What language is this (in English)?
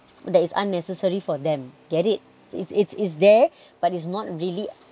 English